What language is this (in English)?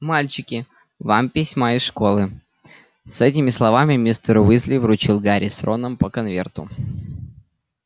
Russian